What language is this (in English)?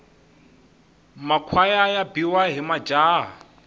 Tsonga